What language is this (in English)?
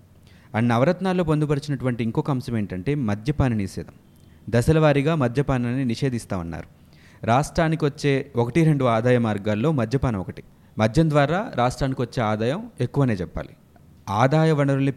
Telugu